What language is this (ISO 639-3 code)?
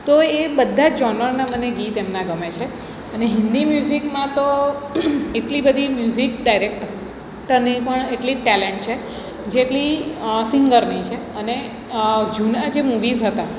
guj